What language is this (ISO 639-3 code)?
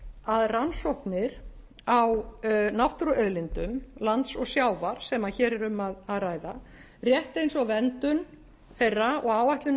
isl